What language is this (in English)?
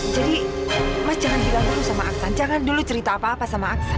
Indonesian